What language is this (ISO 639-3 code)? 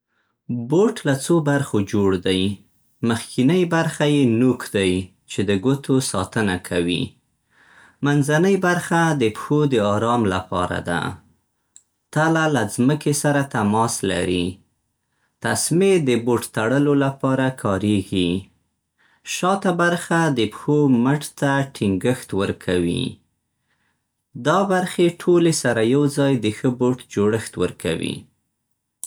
pst